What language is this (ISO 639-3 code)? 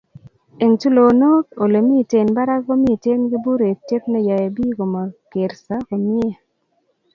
kln